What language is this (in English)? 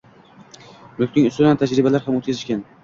Uzbek